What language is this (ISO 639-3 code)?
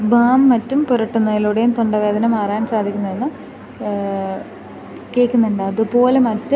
mal